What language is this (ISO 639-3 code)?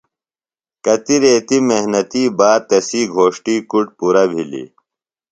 phl